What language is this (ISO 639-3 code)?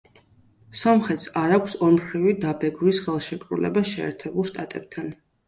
kat